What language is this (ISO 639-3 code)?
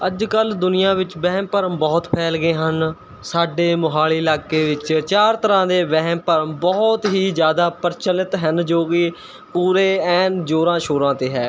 pan